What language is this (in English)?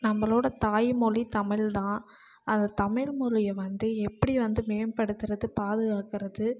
Tamil